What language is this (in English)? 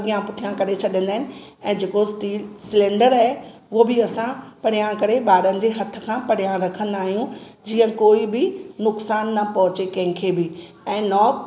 Sindhi